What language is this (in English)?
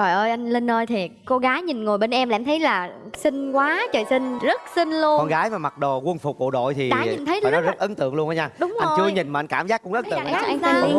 Vietnamese